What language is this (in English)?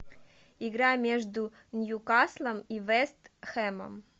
Russian